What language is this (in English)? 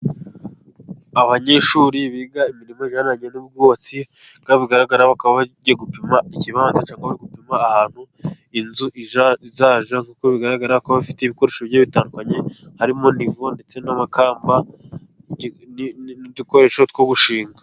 Kinyarwanda